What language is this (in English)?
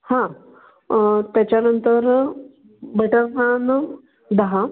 Marathi